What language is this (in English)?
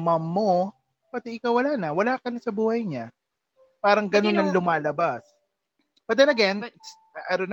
Filipino